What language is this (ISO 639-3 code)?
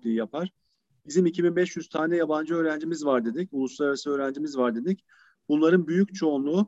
tur